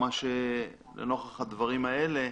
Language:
Hebrew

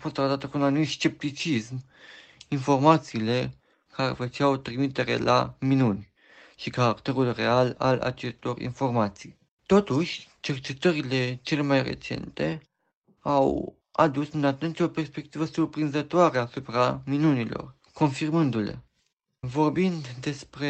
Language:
Romanian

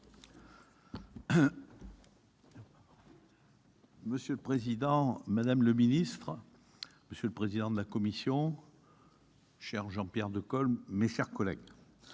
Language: French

